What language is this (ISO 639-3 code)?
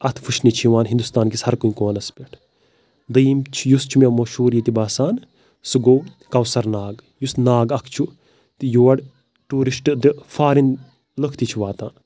kas